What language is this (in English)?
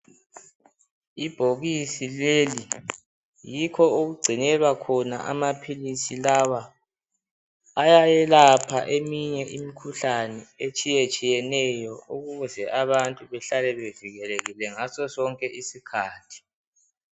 North Ndebele